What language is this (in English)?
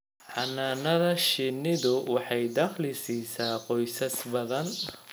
Somali